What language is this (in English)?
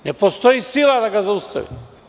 Serbian